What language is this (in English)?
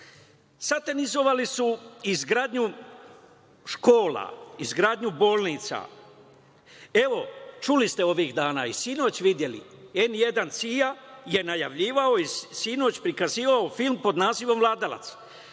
Serbian